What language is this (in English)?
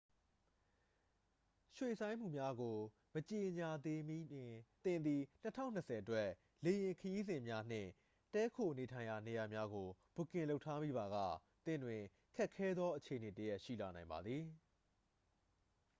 Burmese